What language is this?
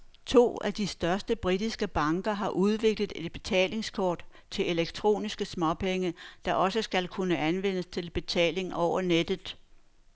Danish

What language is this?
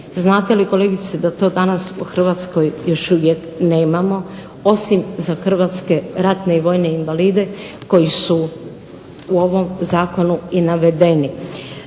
Croatian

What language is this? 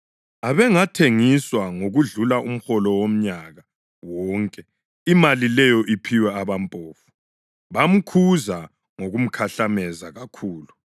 North Ndebele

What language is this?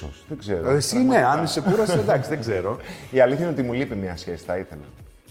Greek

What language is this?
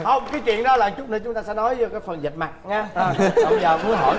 Vietnamese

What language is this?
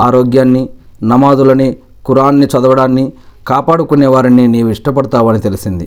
Telugu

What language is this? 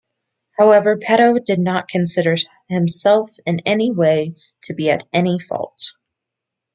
English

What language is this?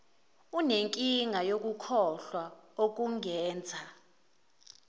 Zulu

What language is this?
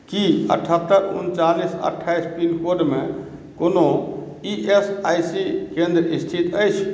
Maithili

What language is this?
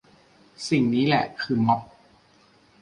Thai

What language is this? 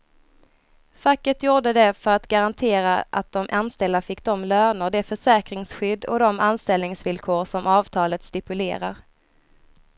Swedish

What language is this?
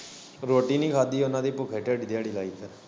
Punjabi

